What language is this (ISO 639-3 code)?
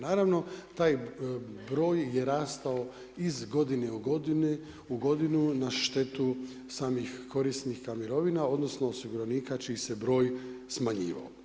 hrv